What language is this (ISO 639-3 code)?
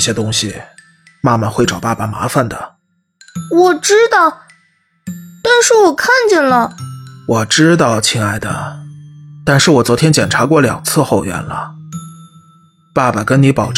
zho